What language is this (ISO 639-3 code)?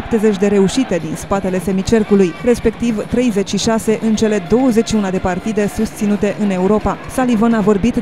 ron